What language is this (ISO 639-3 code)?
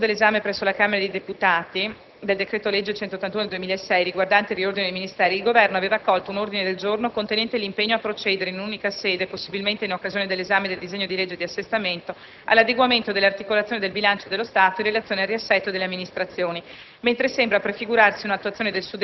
ita